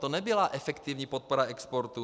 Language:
Czech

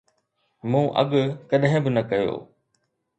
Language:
Sindhi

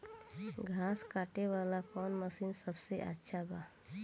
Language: Bhojpuri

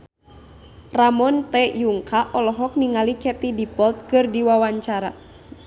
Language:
Sundanese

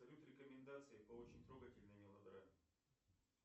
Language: Russian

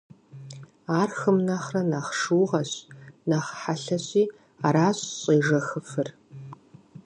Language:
Kabardian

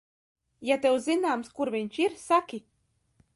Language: Latvian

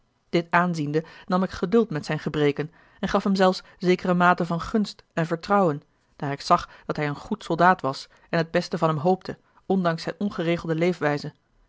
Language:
Dutch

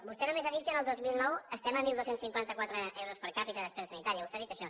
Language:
Catalan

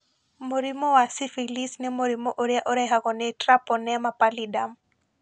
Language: Kikuyu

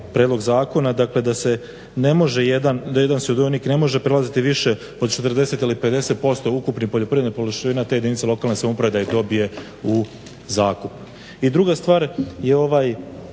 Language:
Croatian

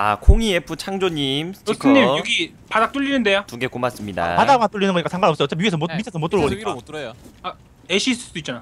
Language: Korean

